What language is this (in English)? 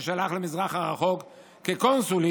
Hebrew